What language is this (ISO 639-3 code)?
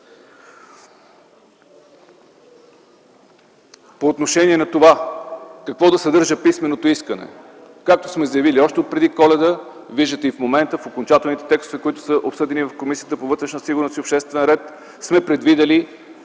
bul